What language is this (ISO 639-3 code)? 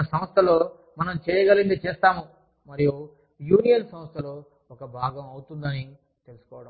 tel